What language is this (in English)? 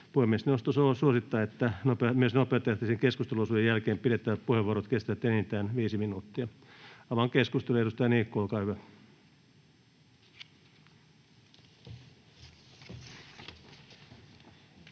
Finnish